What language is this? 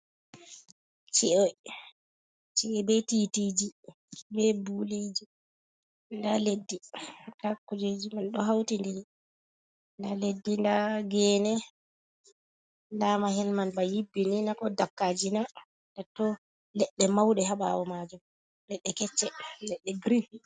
Fula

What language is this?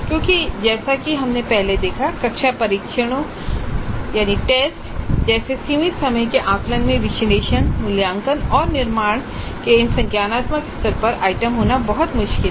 Hindi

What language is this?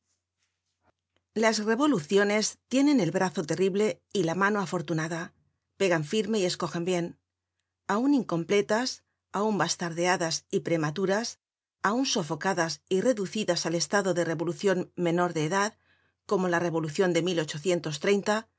Spanish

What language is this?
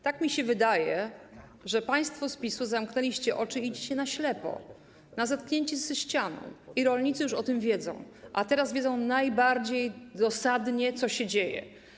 Polish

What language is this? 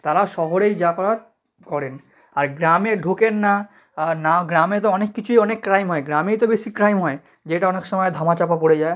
Bangla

